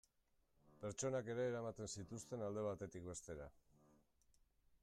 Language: Basque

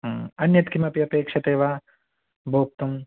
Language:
Sanskrit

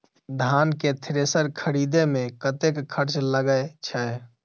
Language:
Maithili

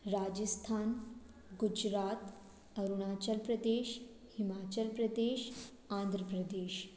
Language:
Hindi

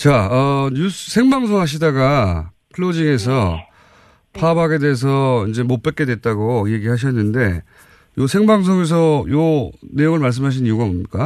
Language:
Korean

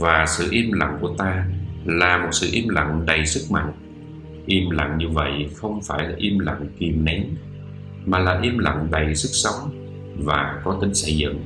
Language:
Vietnamese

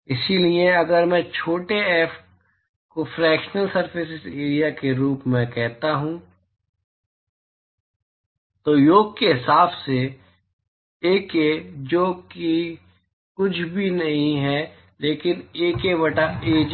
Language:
Hindi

